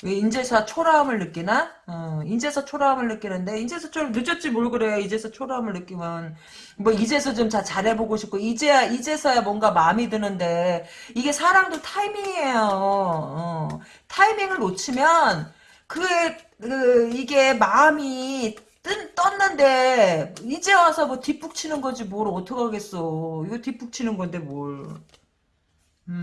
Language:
Korean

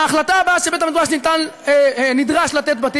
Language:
Hebrew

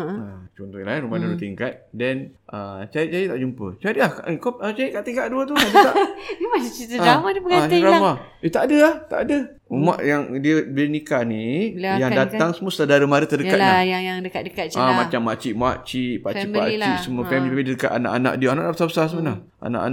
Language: Malay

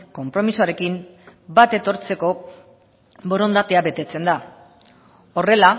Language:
Basque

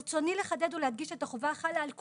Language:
Hebrew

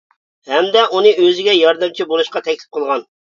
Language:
Uyghur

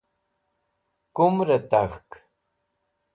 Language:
Wakhi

